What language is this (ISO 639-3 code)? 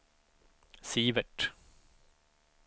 swe